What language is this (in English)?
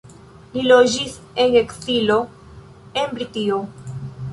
Esperanto